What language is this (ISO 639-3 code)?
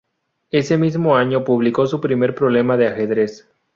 spa